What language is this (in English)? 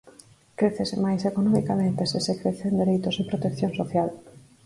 Galician